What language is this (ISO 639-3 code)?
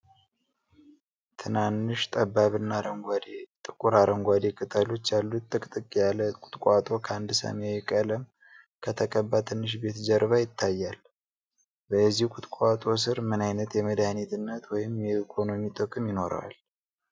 amh